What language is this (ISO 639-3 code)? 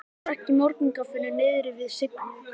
isl